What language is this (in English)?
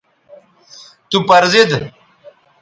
Bateri